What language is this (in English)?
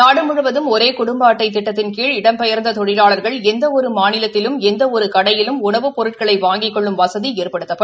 Tamil